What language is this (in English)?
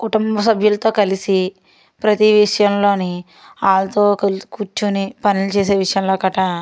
Telugu